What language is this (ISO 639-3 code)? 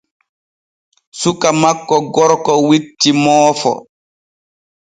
fue